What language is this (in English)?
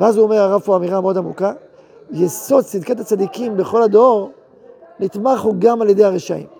Hebrew